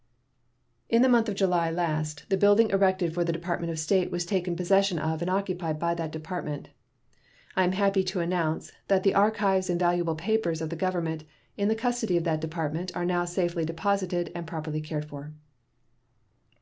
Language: English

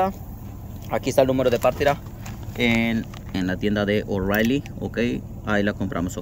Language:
Spanish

